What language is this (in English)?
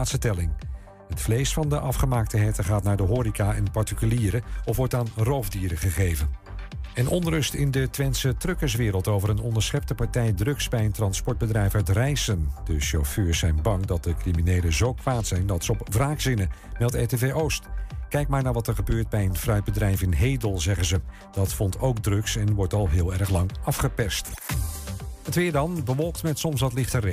Dutch